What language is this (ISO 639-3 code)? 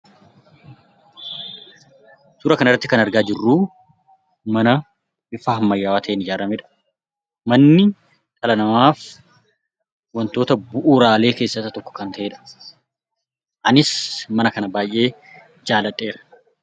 orm